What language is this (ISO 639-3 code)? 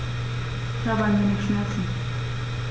deu